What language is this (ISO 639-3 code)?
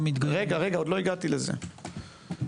heb